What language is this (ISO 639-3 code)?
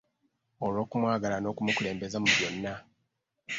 lug